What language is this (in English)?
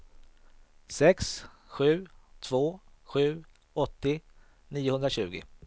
Swedish